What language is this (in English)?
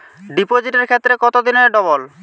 Bangla